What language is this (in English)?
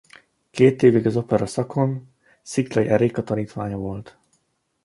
Hungarian